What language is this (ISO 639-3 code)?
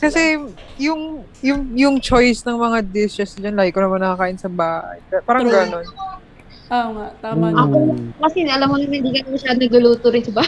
fil